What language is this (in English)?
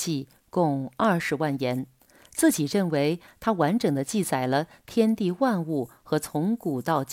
Chinese